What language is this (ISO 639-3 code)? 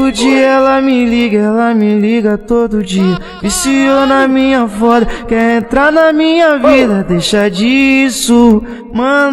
por